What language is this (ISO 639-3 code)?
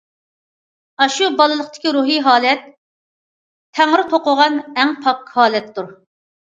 uig